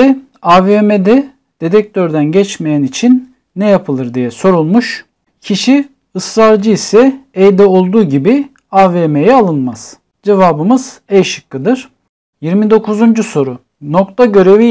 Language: Turkish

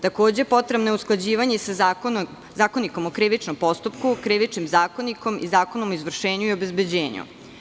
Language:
Serbian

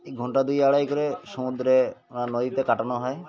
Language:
Bangla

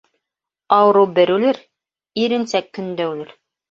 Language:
Bashkir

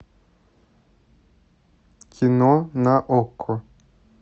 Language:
Russian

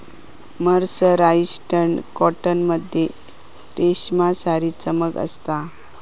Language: Marathi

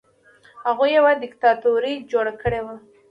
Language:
Pashto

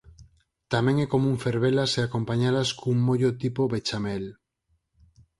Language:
Galician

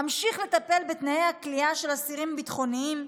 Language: Hebrew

